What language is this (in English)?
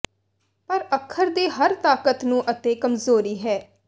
Punjabi